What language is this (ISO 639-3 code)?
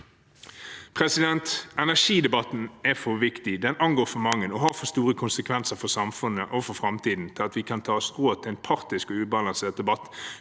nor